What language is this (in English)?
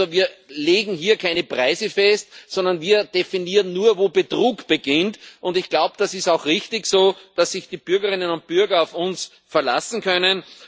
German